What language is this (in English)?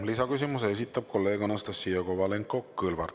Estonian